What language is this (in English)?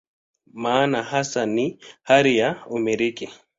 Swahili